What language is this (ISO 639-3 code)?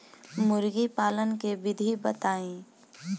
bho